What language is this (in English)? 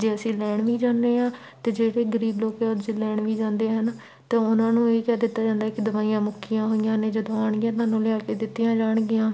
Punjabi